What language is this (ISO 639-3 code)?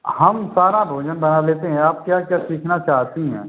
hin